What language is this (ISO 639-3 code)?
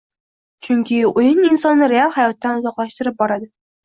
uzb